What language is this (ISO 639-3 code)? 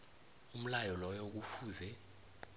nbl